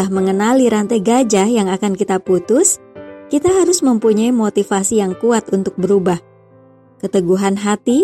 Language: Indonesian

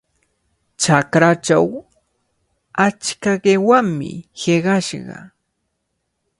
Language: Cajatambo North Lima Quechua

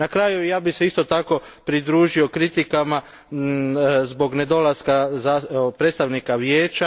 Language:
Croatian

